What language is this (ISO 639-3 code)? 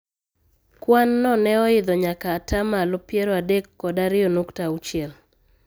luo